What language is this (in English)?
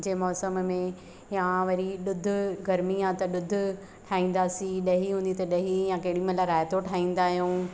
Sindhi